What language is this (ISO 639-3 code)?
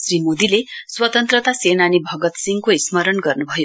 nep